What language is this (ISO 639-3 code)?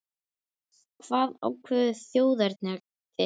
isl